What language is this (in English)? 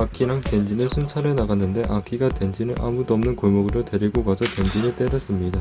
Korean